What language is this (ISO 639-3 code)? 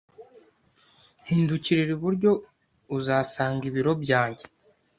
kin